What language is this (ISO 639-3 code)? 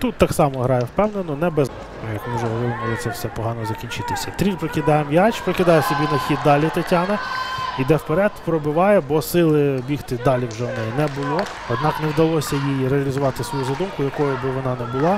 ukr